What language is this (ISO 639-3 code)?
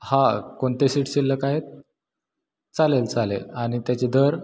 mar